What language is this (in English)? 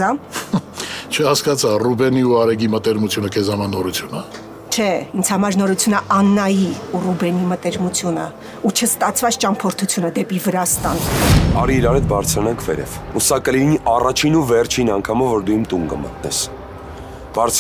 Norwegian